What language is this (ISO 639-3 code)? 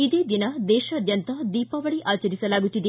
kan